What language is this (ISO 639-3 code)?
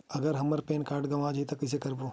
hne